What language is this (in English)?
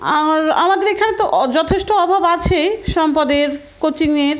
Bangla